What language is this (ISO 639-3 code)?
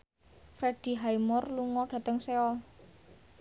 jav